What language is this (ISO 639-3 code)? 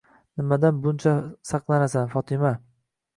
uzb